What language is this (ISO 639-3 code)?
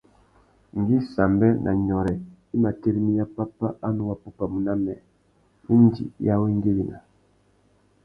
bag